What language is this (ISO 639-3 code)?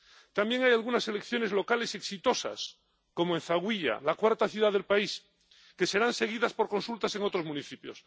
spa